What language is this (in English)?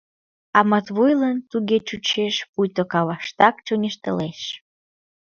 Mari